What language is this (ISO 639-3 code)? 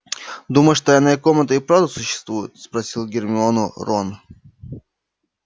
rus